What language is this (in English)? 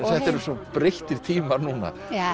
Icelandic